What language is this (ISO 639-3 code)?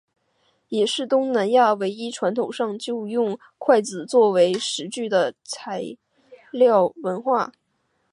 zho